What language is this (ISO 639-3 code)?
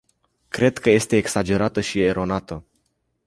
ron